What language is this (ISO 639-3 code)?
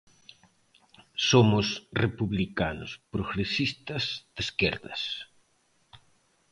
glg